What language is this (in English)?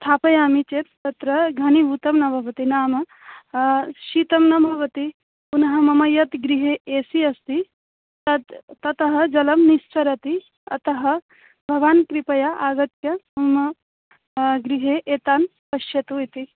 Sanskrit